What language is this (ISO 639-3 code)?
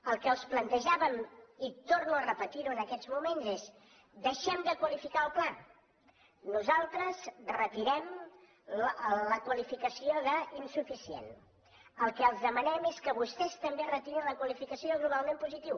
cat